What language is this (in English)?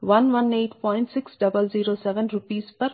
Telugu